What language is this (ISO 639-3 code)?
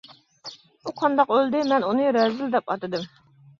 uig